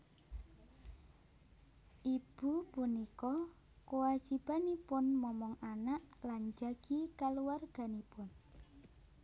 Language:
Javanese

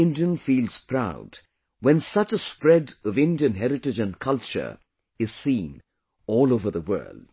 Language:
English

